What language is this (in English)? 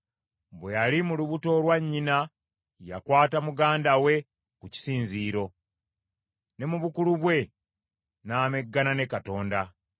Ganda